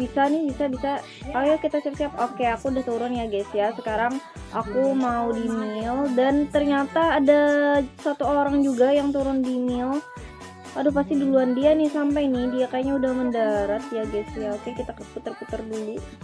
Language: Indonesian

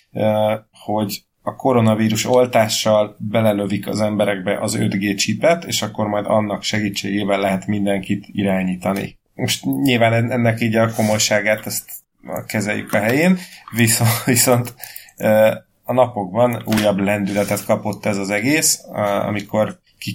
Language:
Hungarian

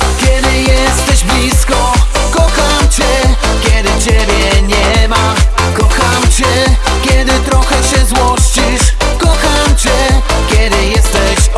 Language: Indonesian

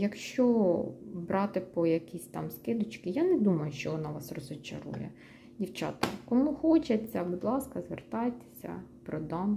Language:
Ukrainian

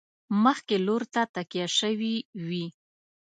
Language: Pashto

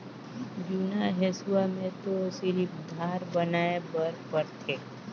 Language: Chhattisgarhi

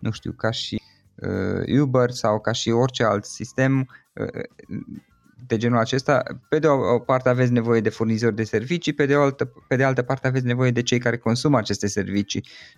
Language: Romanian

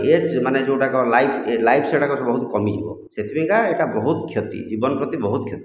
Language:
Odia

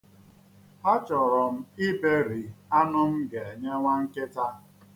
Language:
Igbo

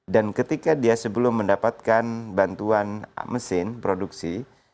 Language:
Indonesian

